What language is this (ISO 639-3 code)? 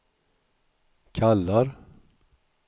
swe